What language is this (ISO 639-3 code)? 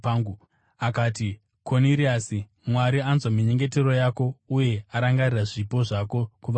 sna